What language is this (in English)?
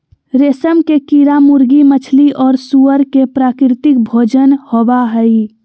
Magahi